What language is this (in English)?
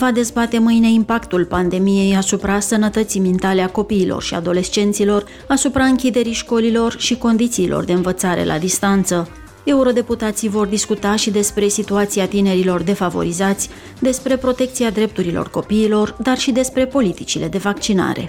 Romanian